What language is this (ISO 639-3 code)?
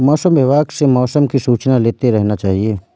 hin